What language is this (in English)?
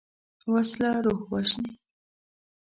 Pashto